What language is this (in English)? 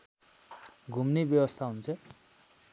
Nepali